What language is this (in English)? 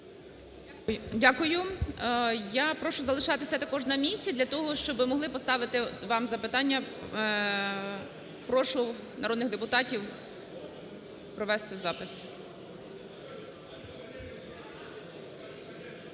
Ukrainian